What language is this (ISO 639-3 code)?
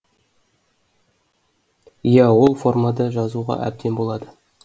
kaz